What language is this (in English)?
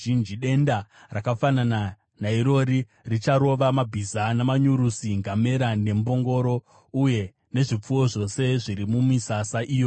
Shona